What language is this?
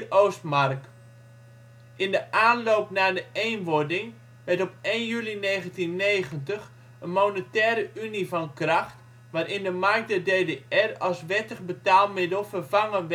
Dutch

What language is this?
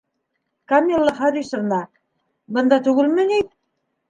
Bashkir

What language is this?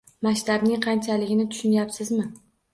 Uzbek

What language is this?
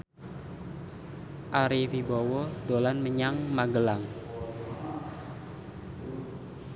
Javanese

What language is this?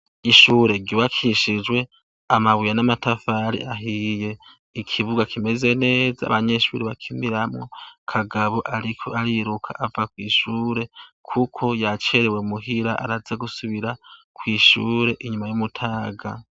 Rundi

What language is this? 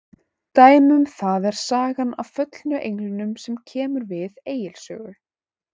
Icelandic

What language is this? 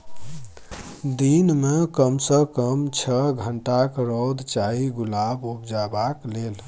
Maithili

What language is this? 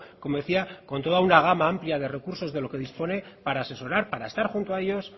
Spanish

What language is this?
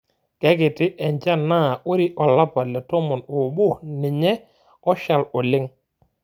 Masai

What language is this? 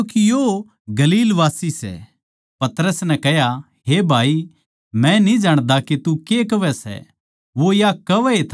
Haryanvi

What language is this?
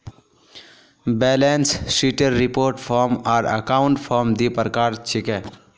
Magahi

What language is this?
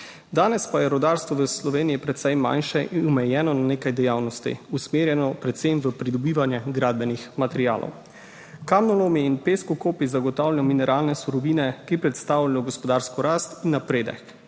Slovenian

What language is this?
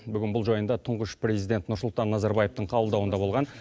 Kazakh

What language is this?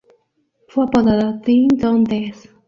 Spanish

